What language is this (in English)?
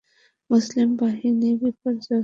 Bangla